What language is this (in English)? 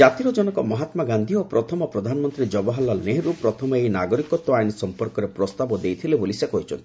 Odia